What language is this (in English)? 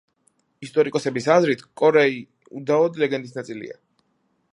Georgian